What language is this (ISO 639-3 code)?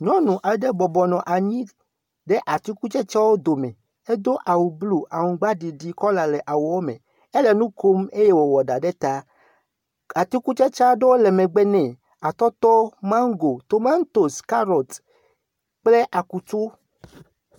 ewe